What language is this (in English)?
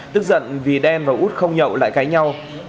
Vietnamese